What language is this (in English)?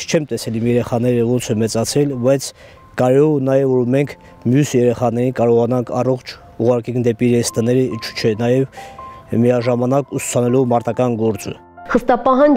Romanian